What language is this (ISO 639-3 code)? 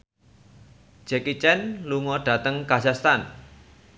jav